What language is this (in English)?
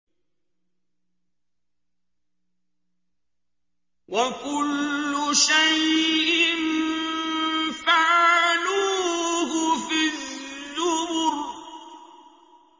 Arabic